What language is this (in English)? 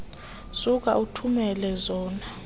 Xhosa